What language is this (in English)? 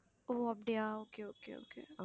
Tamil